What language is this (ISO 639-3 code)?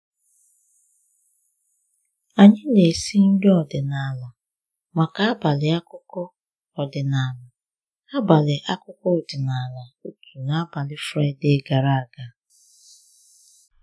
ibo